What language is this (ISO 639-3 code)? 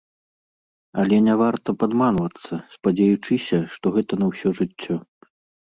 bel